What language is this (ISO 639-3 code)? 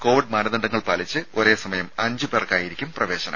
mal